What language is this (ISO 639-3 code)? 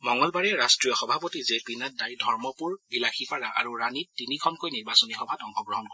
asm